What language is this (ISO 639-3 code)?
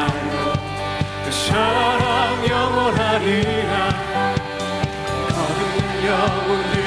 kor